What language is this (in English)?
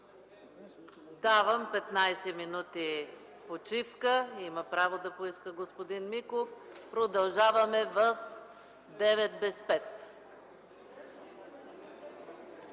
Bulgarian